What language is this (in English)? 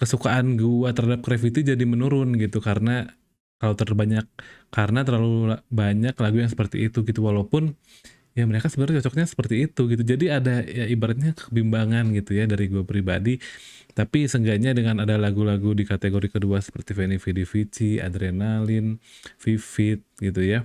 Indonesian